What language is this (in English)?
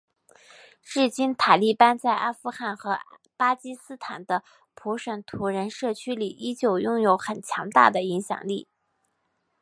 Chinese